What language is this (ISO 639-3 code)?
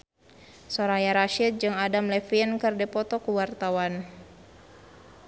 sun